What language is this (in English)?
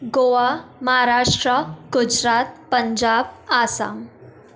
Sindhi